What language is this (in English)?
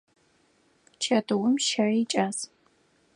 Adyghe